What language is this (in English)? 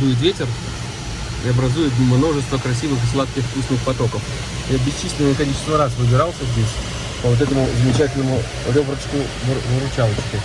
Russian